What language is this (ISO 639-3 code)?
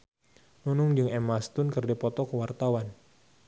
sun